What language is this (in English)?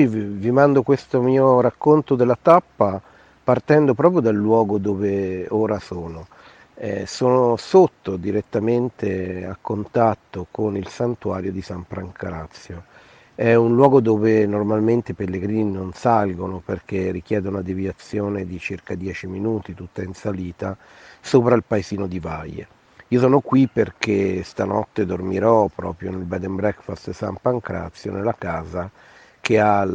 Italian